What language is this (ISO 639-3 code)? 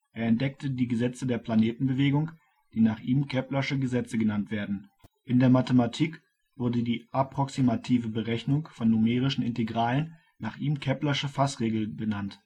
deu